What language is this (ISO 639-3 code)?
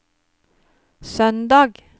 nor